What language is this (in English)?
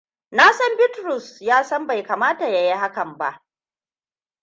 Hausa